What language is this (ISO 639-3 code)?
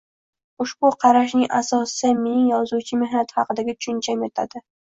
uzb